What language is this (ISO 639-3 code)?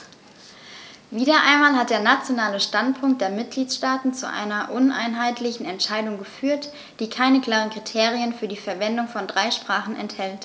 deu